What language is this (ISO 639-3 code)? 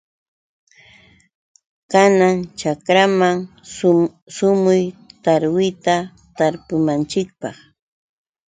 qux